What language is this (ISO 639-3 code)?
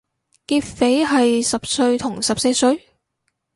yue